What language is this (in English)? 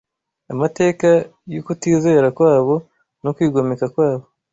Kinyarwanda